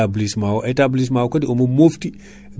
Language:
Fula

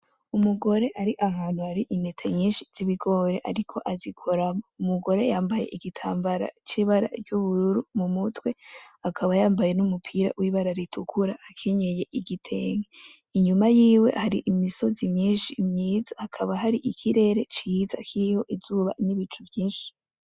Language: Rundi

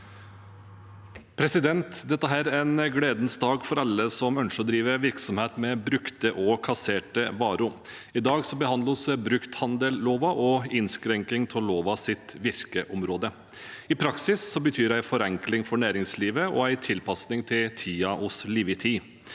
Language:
Norwegian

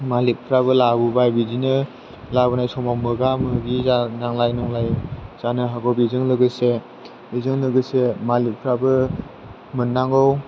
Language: Bodo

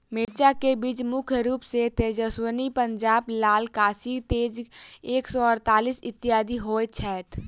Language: Maithili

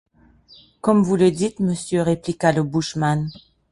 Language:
French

